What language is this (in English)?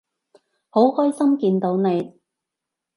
Cantonese